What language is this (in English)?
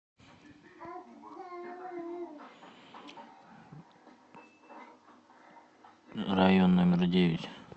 Russian